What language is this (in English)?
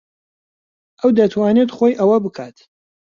Central Kurdish